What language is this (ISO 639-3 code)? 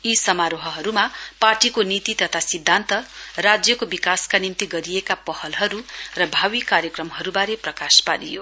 nep